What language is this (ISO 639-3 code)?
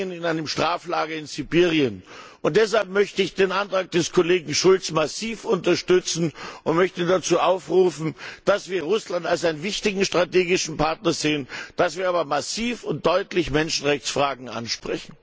deu